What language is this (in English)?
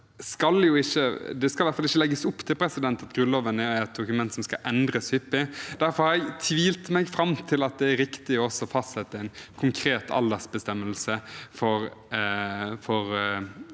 Norwegian